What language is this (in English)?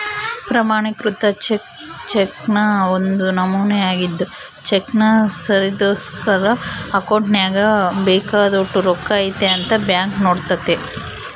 Kannada